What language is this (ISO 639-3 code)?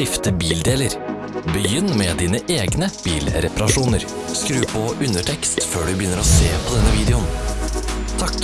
nor